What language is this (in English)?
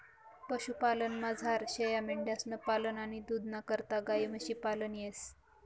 Marathi